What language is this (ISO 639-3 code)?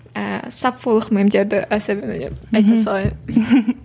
kaz